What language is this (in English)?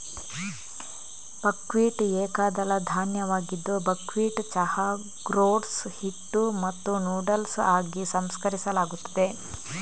Kannada